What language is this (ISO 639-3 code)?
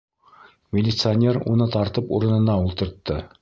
bak